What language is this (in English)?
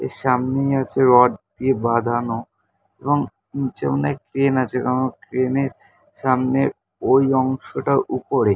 Bangla